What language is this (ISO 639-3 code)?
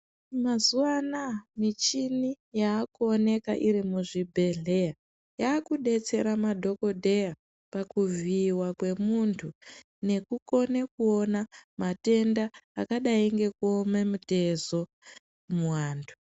ndc